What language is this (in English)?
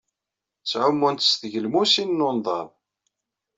Kabyle